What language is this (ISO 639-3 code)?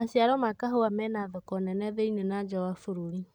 kik